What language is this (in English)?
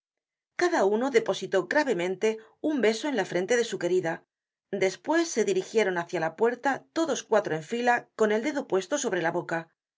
Spanish